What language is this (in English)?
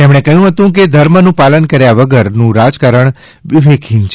Gujarati